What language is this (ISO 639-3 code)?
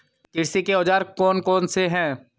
hin